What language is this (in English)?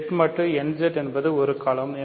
Tamil